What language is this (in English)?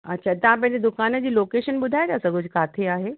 Sindhi